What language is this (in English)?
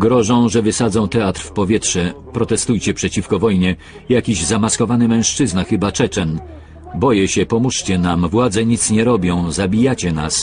Polish